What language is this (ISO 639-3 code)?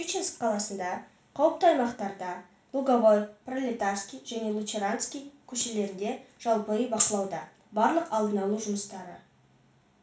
kaz